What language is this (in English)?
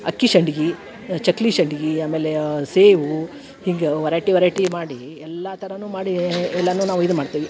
Kannada